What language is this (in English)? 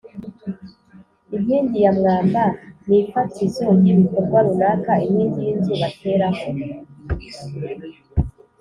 Kinyarwanda